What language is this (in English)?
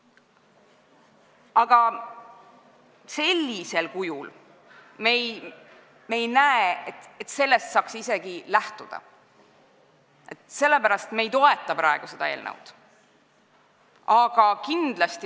Estonian